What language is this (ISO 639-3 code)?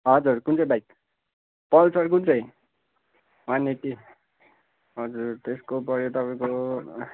nep